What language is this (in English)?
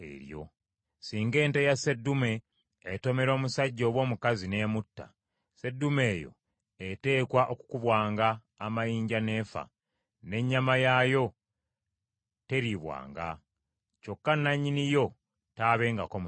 Ganda